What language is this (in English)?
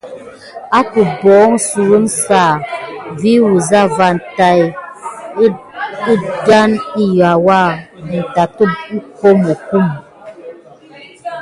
Gidar